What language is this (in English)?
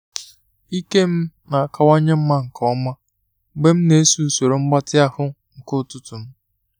Igbo